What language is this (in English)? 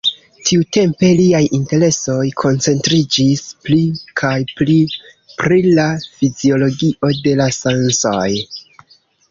Esperanto